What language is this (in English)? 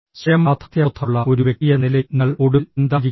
Malayalam